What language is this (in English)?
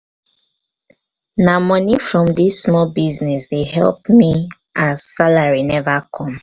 Nigerian Pidgin